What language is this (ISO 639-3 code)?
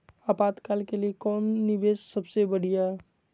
mag